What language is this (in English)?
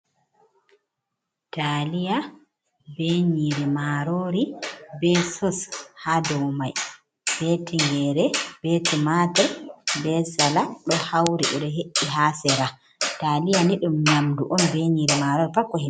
Fula